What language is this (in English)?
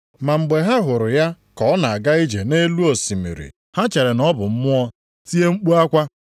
Igbo